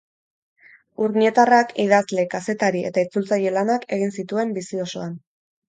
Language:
Basque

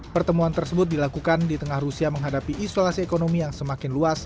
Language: Indonesian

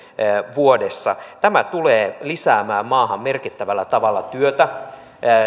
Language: Finnish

